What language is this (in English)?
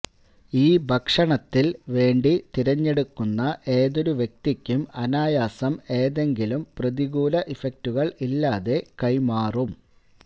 Malayalam